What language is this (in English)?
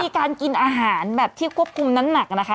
Thai